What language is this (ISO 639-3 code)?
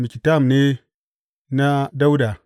hau